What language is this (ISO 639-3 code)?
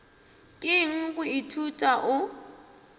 nso